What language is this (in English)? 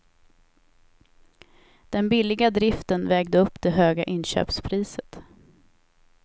Swedish